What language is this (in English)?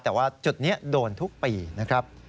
Thai